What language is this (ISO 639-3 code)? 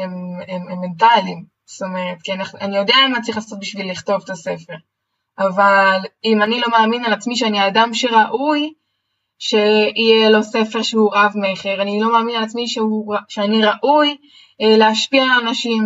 heb